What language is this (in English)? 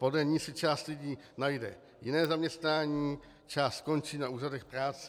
Czech